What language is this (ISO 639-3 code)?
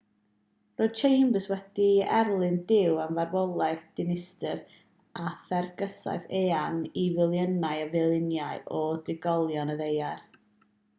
cym